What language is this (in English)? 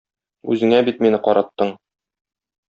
Tatar